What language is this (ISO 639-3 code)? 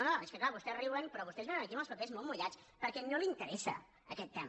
cat